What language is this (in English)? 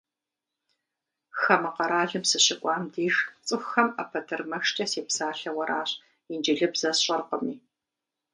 Kabardian